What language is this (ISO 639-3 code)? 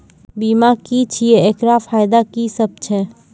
mai